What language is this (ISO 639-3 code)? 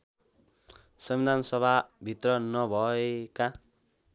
nep